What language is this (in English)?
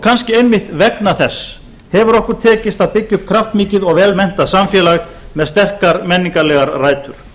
Icelandic